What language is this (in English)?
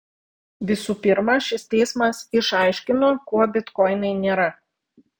Lithuanian